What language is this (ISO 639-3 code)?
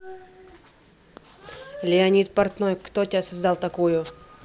rus